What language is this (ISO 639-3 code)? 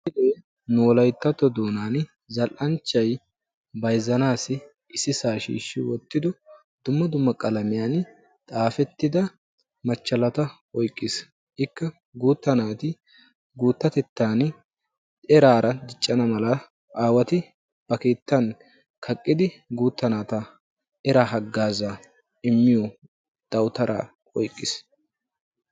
wal